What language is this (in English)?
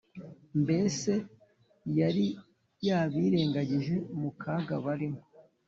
Kinyarwanda